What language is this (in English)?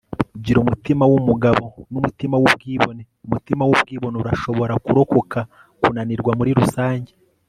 Kinyarwanda